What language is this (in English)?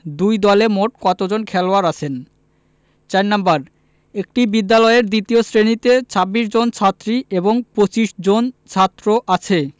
Bangla